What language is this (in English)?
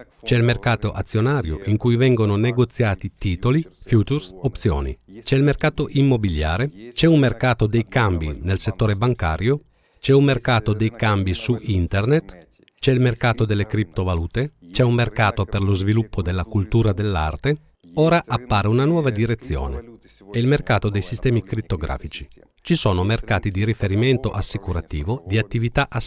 Italian